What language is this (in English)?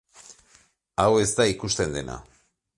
Basque